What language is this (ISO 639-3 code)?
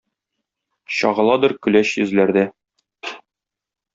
tat